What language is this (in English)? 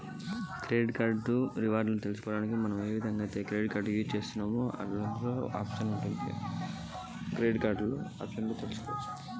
Telugu